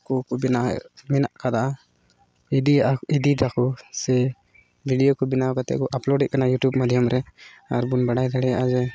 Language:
Santali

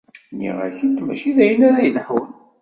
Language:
Kabyle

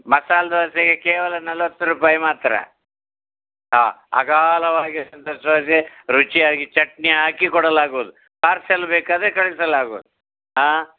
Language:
Kannada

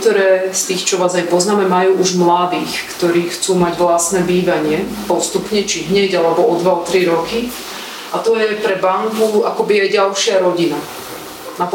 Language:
Slovak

